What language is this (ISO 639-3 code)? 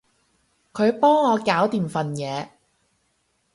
yue